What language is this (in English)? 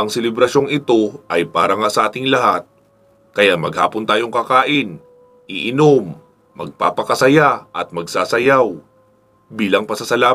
Filipino